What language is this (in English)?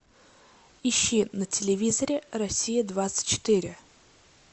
Russian